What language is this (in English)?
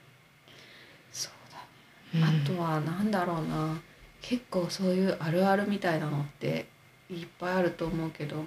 Japanese